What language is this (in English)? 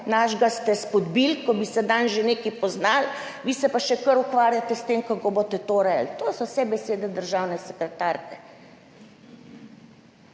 Slovenian